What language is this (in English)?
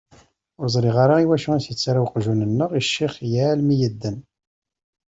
Kabyle